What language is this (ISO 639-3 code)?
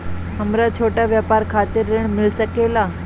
bho